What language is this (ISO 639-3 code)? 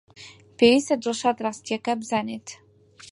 ckb